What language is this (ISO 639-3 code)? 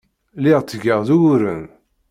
kab